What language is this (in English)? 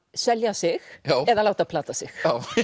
Icelandic